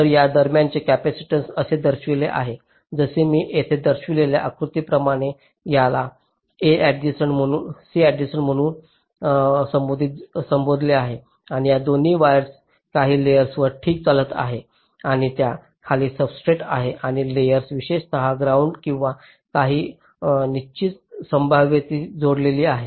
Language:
Marathi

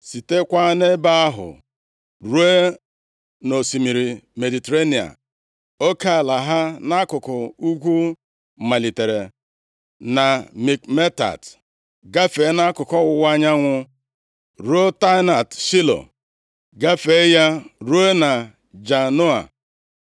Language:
Igbo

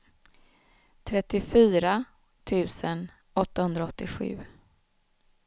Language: Swedish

